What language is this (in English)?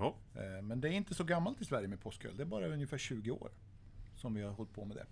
Swedish